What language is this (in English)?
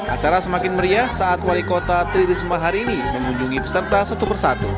Indonesian